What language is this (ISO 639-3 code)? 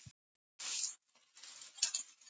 isl